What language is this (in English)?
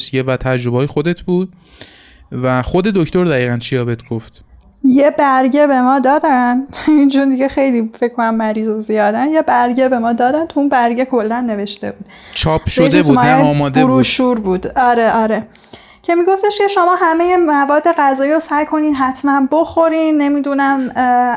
Persian